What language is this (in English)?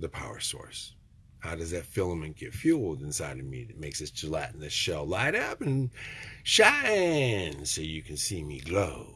English